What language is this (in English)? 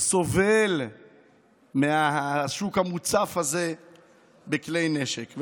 Hebrew